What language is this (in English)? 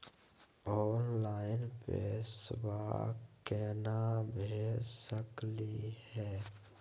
Magahi